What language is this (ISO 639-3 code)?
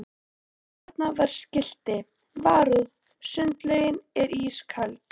isl